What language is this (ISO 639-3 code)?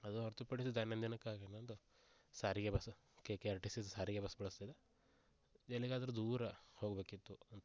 kan